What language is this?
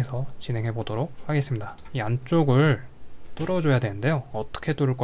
Korean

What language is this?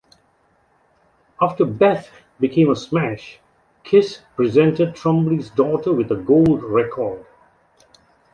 English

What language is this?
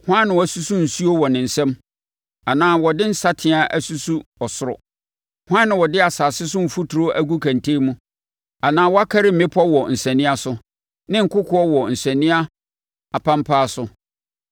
Akan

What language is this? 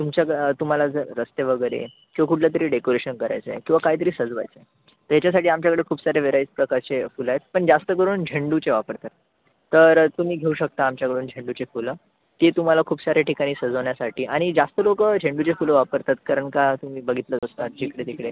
Marathi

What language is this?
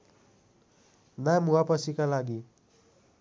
Nepali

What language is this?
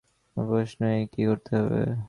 Bangla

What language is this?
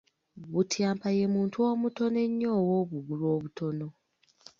Ganda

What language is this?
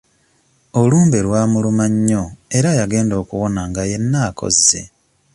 Ganda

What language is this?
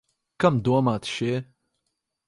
Latvian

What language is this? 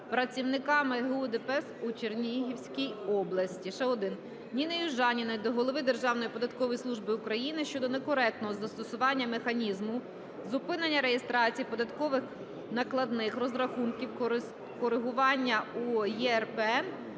Ukrainian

